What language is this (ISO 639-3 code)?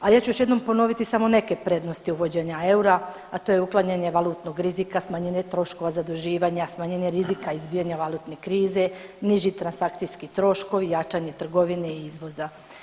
hrv